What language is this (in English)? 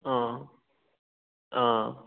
Manipuri